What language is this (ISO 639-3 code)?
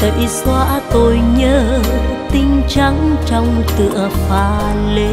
vie